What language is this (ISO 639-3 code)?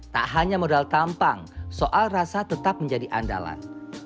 ind